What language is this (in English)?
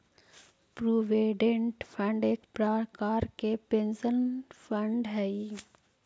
Magahi